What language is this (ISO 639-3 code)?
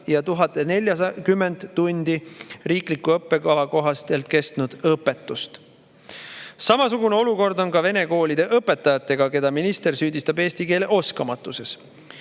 est